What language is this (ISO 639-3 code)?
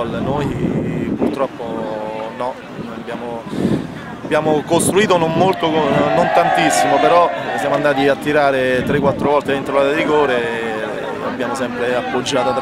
ita